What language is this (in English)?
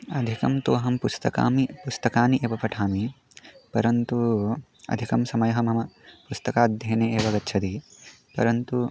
Sanskrit